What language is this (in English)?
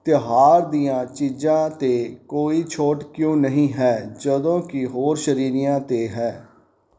Punjabi